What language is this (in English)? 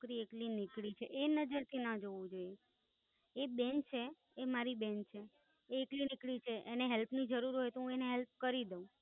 Gujarati